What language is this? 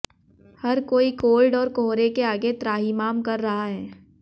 Hindi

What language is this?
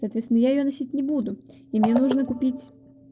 Russian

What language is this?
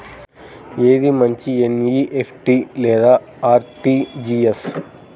Telugu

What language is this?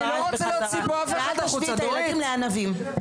Hebrew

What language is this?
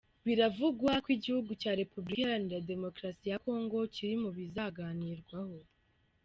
Kinyarwanda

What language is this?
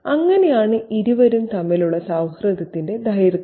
Malayalam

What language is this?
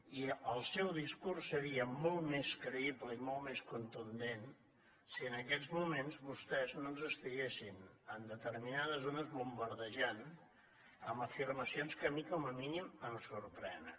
Catalan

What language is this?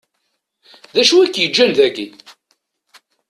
Kabyle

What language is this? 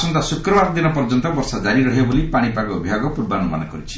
Odia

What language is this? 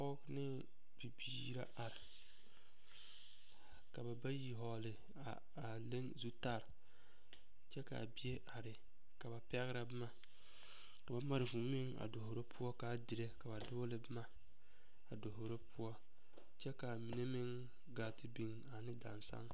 Southern Dagaare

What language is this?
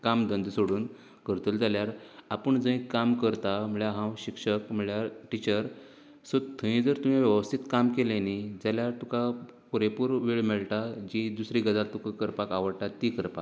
Konkani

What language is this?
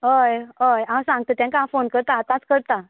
Konkani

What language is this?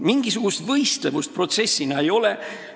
Estonian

